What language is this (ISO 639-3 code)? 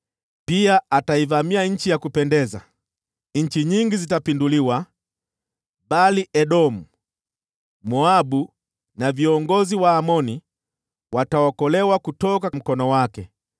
swa